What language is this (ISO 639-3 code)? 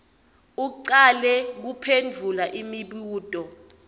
ssw